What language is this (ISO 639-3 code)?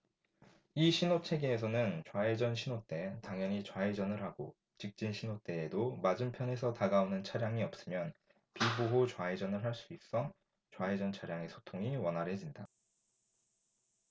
kor